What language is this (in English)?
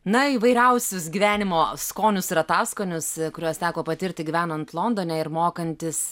Lithuanian